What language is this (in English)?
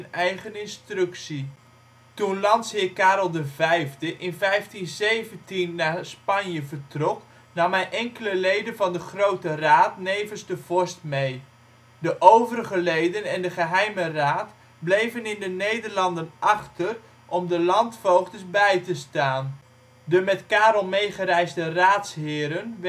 Dutch